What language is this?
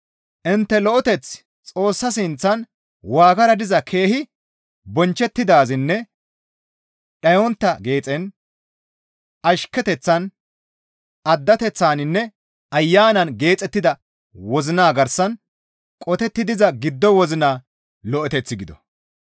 Gamo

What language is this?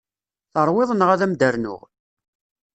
Kabyle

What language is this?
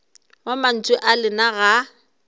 Northern Sotho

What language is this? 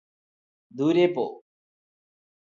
Malayalam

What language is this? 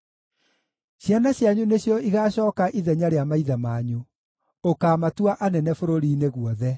Kikuyu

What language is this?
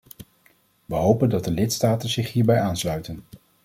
Dutch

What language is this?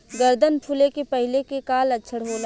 Bhojpuri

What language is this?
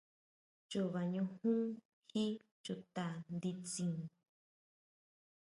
Huautla Mazatec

